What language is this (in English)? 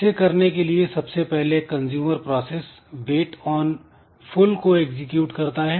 Hindi